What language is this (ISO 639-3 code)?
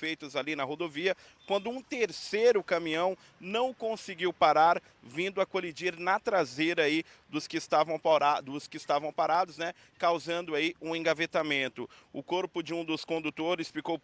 por